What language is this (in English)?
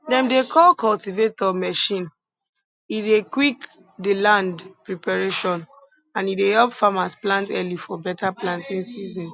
Nigerian Pidgin